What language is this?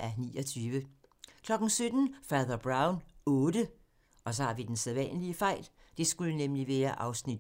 Danish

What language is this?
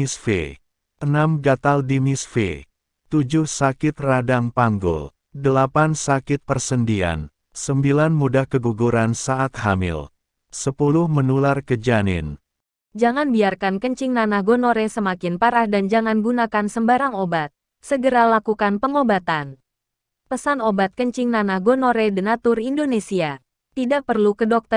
Indonesian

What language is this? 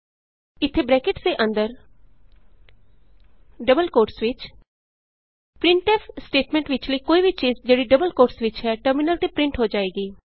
Punjabi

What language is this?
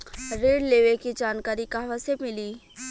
Bhojpuri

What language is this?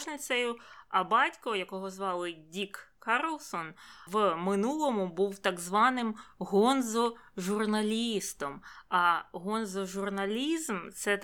Ukrainian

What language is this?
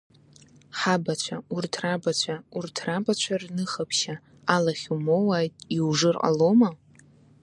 Abkhazian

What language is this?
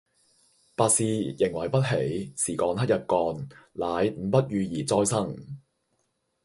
Cantonese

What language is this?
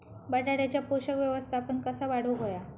Marathi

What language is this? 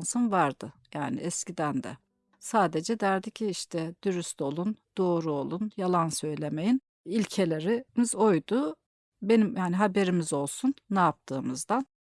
Turkish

